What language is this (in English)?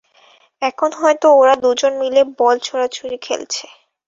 Bangla